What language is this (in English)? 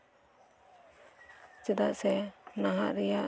Santali